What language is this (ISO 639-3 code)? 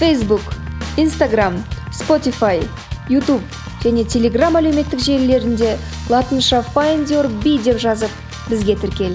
kaz